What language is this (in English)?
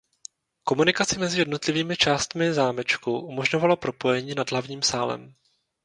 Czech